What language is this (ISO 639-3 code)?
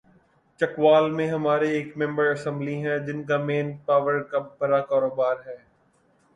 urd